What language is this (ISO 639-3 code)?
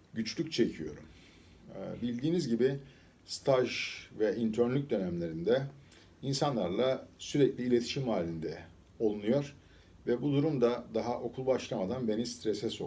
tur